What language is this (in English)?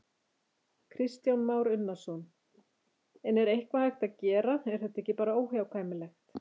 Icelandic